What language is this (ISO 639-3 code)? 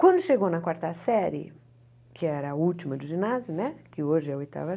por